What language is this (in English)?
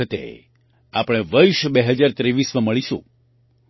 Gujarati